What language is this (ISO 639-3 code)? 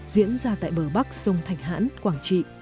vie